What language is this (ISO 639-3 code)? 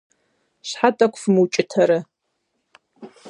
kbd